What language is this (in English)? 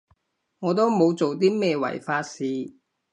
Cantonese